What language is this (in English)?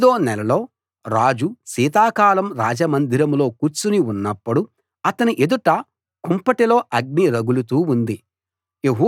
Telugu